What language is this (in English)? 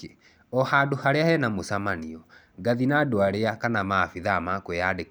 Kikuyu